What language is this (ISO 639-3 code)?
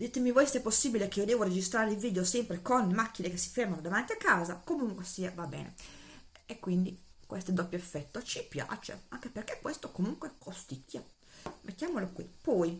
ita